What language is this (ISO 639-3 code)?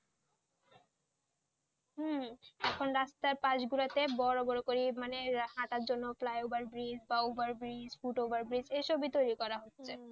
ben